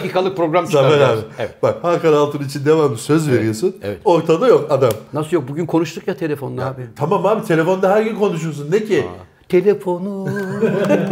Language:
Turkish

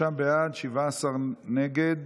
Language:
Hebrew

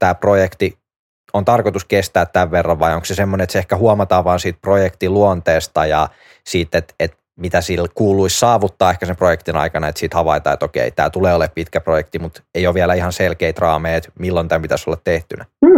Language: Finnish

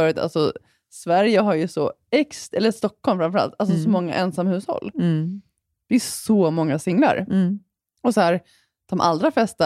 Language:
Swedish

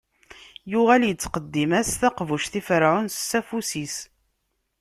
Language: Kabyle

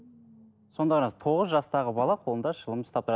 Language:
Kazakh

